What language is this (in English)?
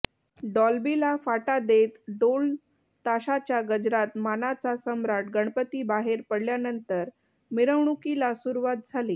Marathi